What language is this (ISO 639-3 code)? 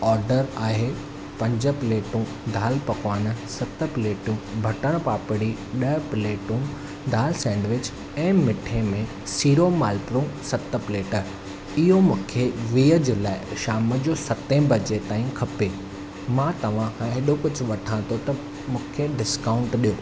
snd